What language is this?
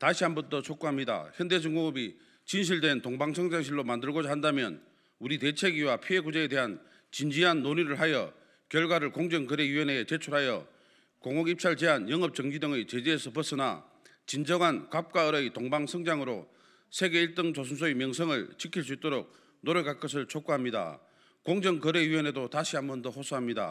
Korean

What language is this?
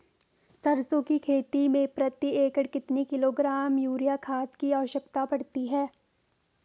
Hindi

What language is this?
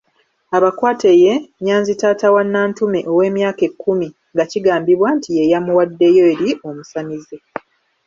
Ganda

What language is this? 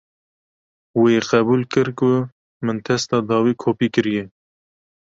Kurdish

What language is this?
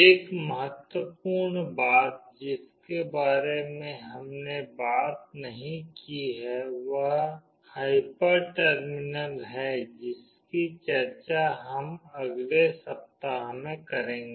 Hindi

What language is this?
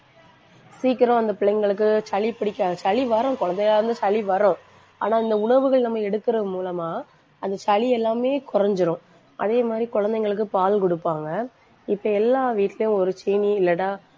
Tamil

